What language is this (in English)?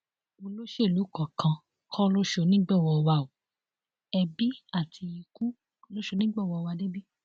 Yoruba